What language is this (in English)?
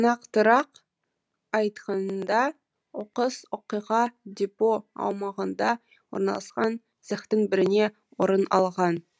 Kazakh